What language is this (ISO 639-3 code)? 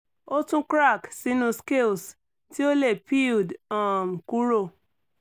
yor